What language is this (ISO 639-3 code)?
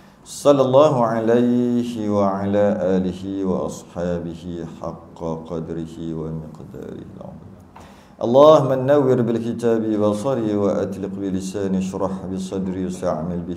msa